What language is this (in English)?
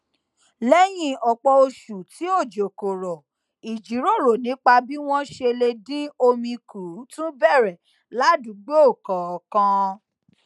Yoruba